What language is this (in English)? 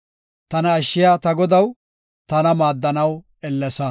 Gofa